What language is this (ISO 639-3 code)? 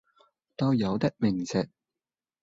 yue